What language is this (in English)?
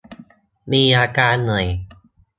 Thai